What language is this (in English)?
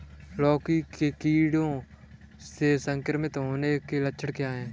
Hindi